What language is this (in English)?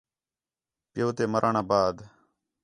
Khetrani